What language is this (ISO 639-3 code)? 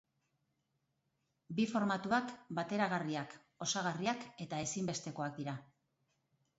eus